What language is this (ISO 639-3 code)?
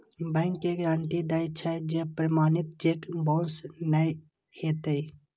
mai